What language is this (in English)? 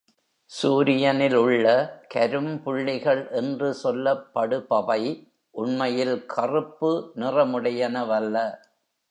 Tamil